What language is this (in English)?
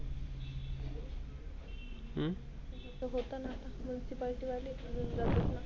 Marathi